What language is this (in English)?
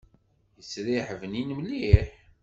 Kabyle